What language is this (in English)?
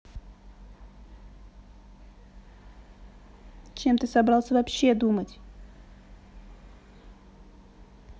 Russian